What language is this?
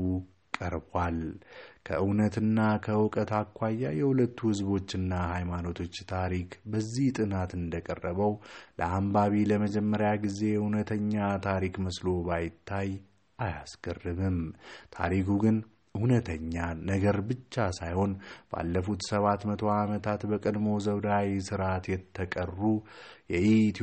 Amharic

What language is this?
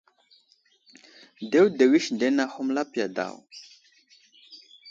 Wuzlam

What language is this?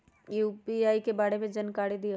Magahi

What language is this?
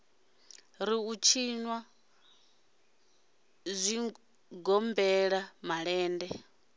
Venda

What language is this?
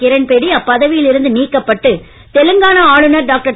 Tamil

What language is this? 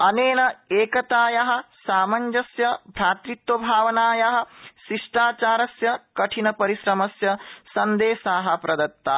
Sanskrit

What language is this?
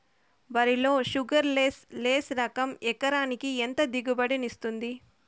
Telugu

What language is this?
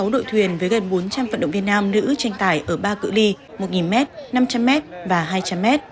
Vietnamese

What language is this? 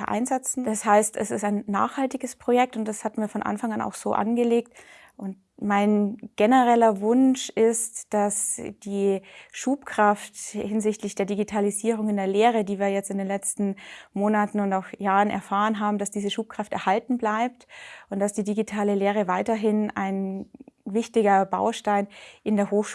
German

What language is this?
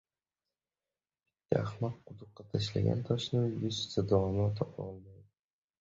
Uzbek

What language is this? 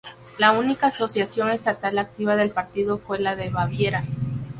Spanish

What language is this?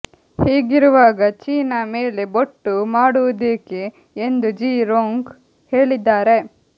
Kannada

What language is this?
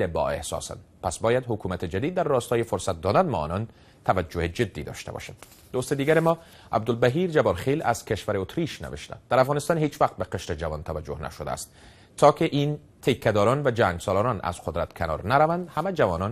Persian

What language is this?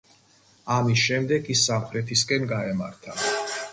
Georgian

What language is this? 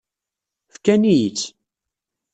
Kabyle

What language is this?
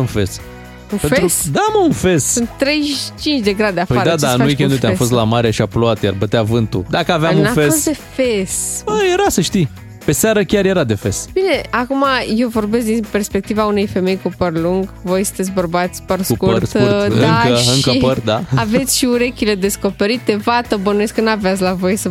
Romanian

